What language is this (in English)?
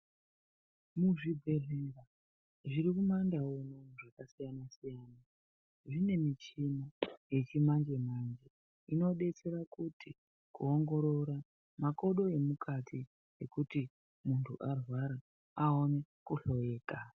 Ndau